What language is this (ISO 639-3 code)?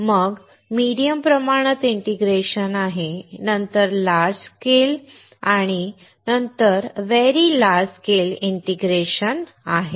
mar